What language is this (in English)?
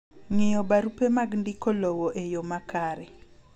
Luo (Kenya and Tanzania)